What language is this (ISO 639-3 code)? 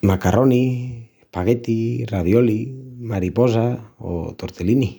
ext